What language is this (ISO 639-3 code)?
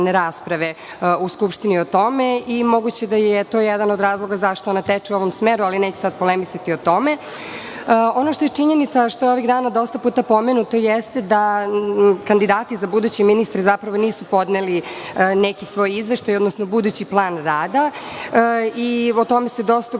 srp